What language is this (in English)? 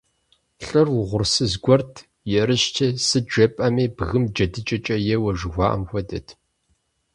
Kabardian